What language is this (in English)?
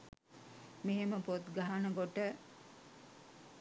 Sinhala